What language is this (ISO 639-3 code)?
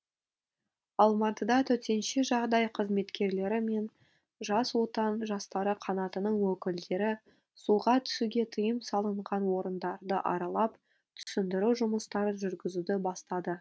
kaz